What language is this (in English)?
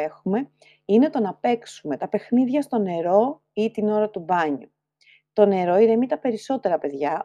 Greek